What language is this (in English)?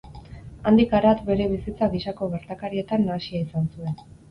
Basque